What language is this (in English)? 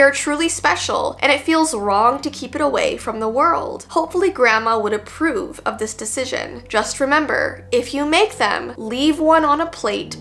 English